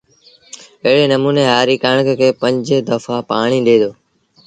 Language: Sindhi Bhil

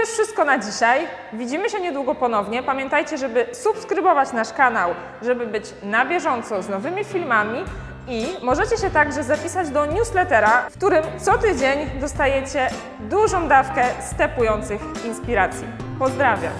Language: Polish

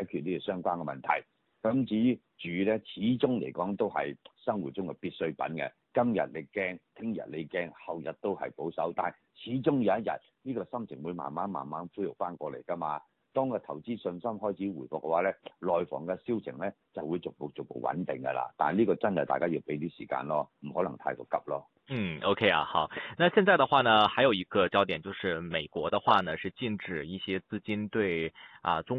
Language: Chinese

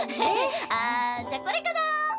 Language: Japanese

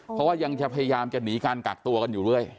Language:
Thai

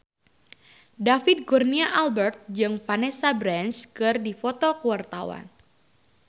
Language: Sundanese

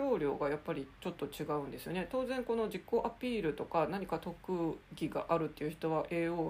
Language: Japanese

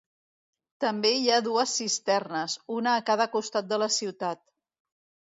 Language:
Catalan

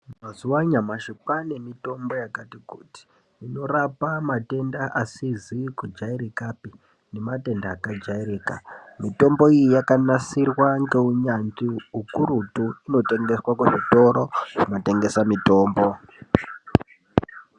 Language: Ndau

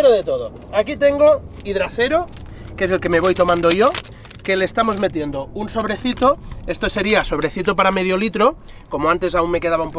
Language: Spanish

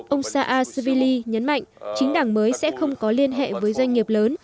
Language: Vietnamese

